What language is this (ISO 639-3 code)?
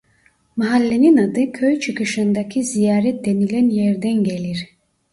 tur